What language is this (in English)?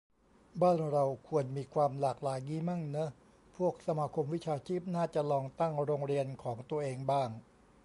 Thai